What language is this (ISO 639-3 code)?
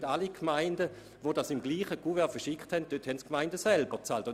gsw